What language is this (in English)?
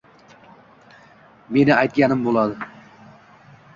Uzbek